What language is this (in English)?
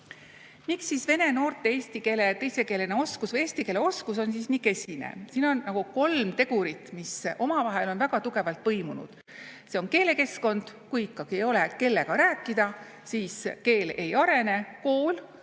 Estonian